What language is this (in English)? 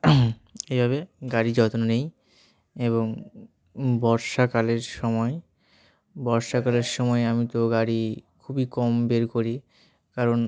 Bangla